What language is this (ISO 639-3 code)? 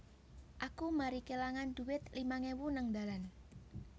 jav